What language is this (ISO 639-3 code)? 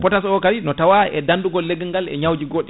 ful